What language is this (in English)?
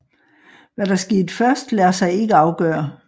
Danish